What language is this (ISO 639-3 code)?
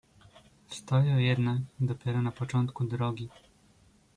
pol